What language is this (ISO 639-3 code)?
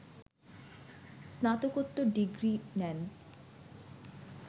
ben